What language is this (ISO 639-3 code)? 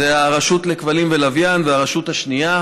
heb